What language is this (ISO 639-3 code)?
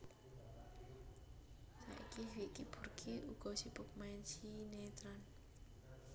jav